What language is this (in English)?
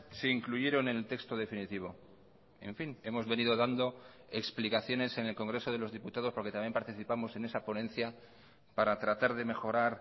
Spanish